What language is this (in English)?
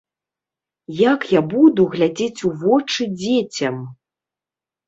Belarusian